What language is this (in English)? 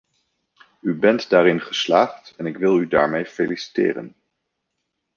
Dutch